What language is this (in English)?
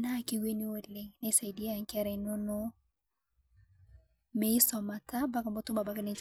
Masai